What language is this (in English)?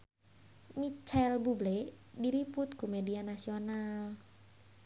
Sundanese